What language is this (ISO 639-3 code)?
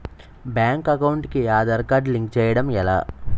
tel